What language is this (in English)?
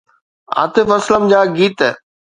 Sindhi